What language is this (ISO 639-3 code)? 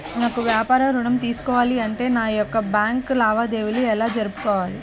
tel